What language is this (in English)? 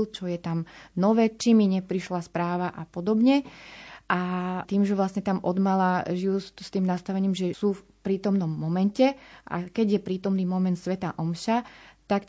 Slovak